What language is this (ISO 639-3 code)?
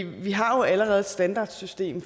dan